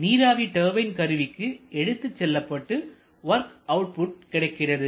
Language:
Tamil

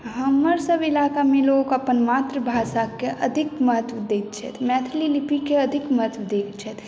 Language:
Maithili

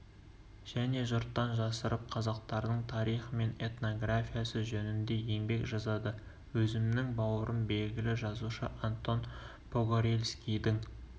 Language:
Kazakh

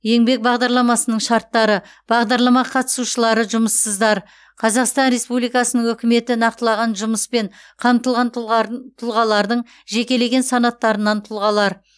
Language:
Kazakh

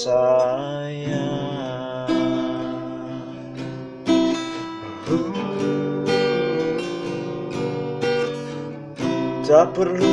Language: Indonesian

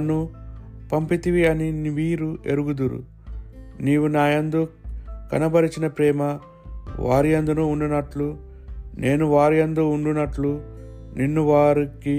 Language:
Telugu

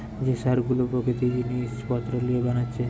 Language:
Bangla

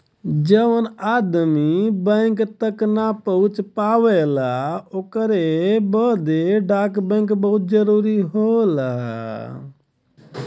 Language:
Bhojpuri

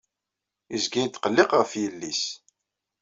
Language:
Kabyle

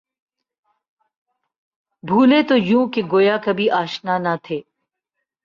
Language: Urdu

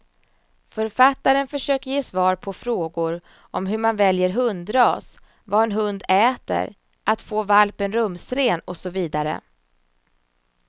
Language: Swedish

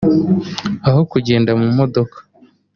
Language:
Kinyarwanda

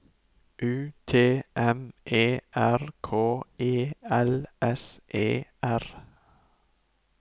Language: Norwegian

